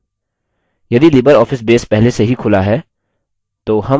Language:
Hindi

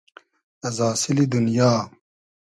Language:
Hazaragi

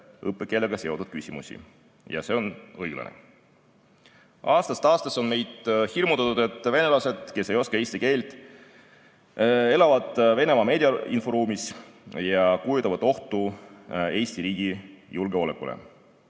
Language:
Estonian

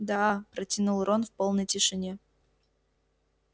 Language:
Russian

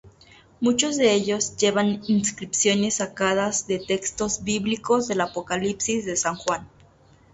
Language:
Spanish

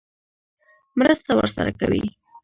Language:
Pashto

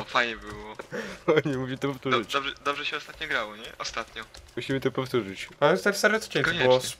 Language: Polish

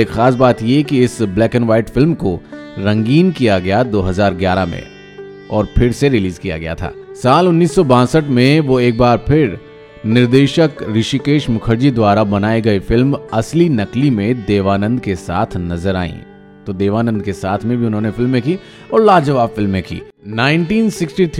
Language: Hindi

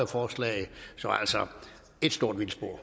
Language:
Danish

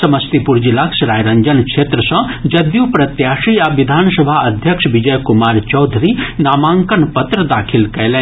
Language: Maithili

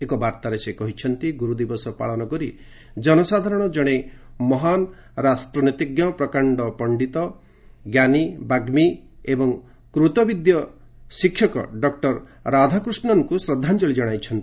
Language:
Odia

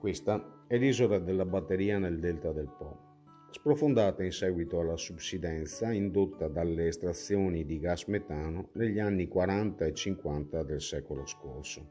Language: Italian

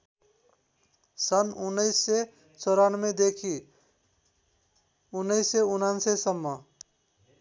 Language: Nepali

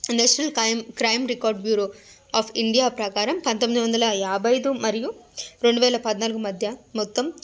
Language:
Telugu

